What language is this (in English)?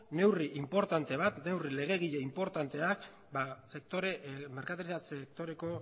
Basque